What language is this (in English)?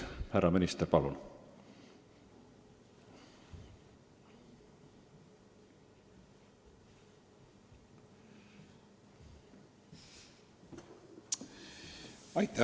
Estonian